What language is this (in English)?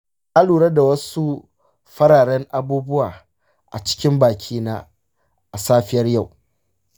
Hausa